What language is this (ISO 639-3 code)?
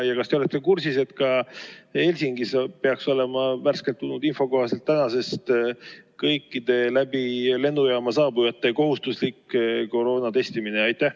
est